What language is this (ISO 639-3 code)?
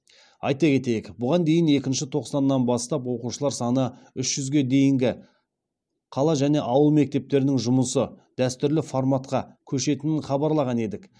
kaz